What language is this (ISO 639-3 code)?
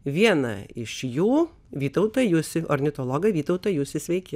lit